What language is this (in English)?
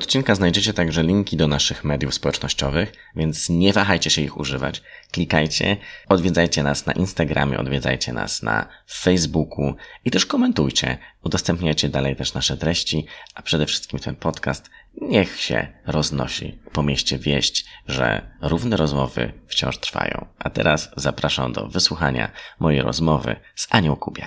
Polish